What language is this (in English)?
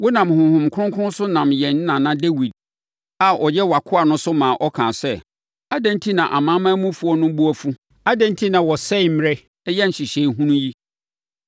Akan